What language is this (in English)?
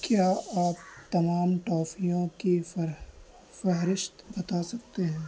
Urdu